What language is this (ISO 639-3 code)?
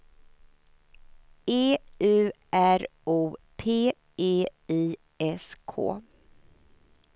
swe